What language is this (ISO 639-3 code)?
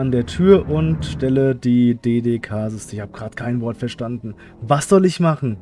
deu